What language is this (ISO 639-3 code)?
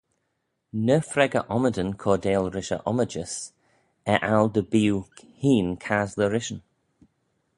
glv